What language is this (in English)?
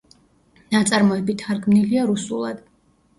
Georgian